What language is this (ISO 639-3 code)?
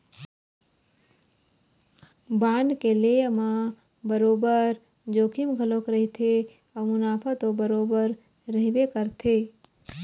hne